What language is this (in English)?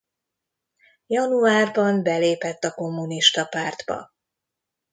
Hungarian